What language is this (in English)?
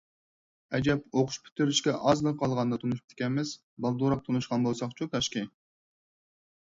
Uyghur